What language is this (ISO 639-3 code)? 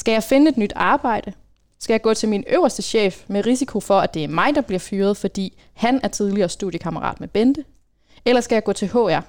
dan